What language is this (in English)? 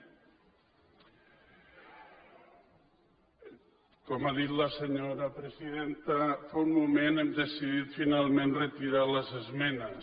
Catalan